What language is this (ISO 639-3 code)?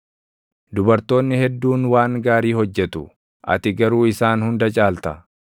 orm